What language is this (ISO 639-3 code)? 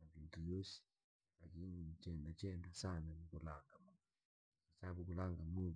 lag